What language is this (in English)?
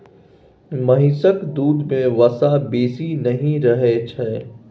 Maithili